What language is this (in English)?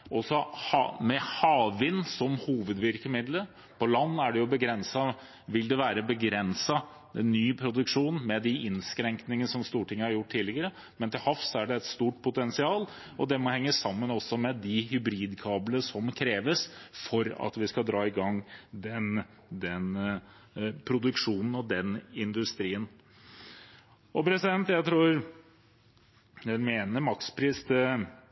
Norwegian Bokmål